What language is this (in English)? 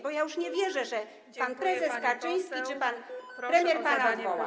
Polish